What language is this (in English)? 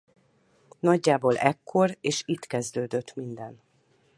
Hungarian